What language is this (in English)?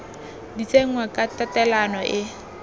Tswana